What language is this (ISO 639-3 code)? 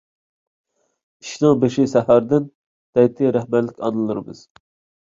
uig